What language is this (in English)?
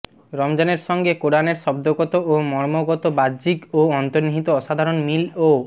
Bangla